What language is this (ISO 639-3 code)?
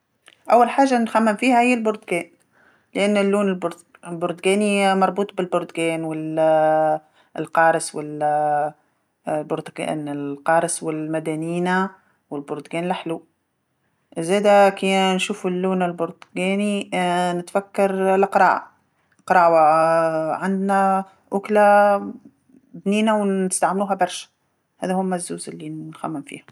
aeb